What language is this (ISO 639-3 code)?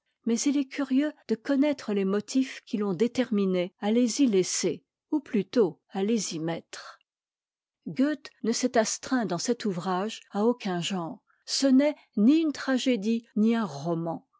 fra